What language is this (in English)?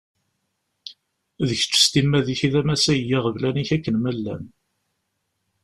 Kabyle